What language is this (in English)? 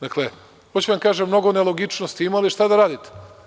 Serbian